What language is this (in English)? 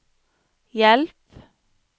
Norwegian